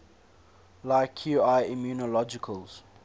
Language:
English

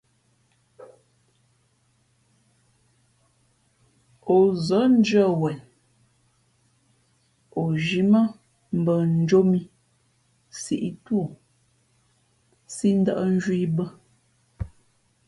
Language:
Fe'fe'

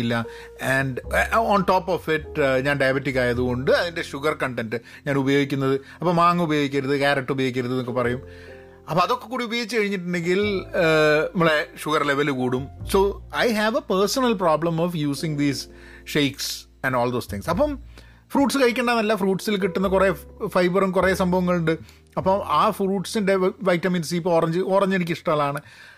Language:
Malayalam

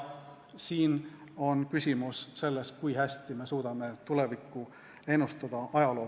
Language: Estonian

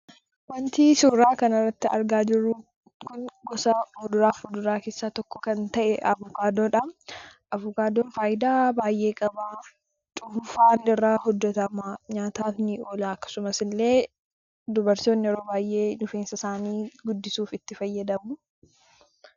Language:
Oromo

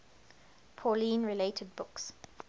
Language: English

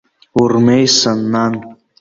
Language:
Abkhazian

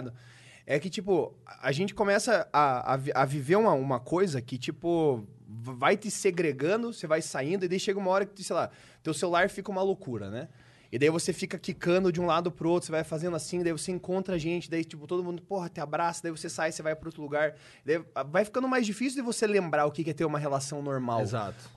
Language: Portuguese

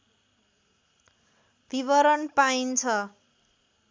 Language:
Nepali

